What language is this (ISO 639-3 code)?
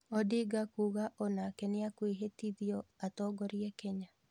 kik